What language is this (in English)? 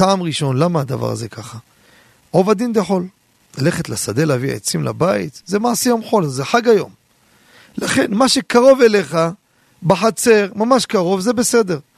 Hebrew